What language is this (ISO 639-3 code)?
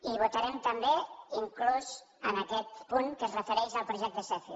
cat